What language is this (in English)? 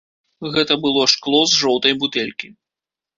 Belarusian